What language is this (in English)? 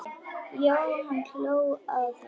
Icelandic